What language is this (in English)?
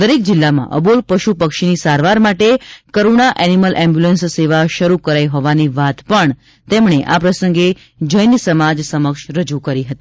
Gujarati